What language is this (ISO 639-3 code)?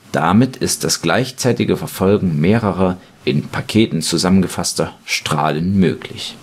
deu